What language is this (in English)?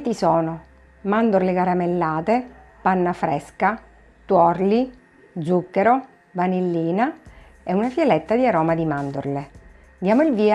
Italian